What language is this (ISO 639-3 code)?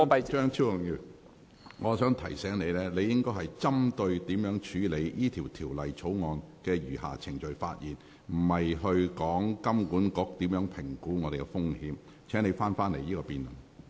yue